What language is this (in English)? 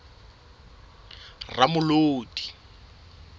Southern Sotho